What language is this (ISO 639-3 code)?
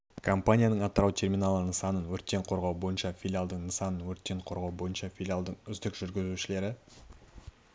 kaz